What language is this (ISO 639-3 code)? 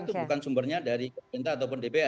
ind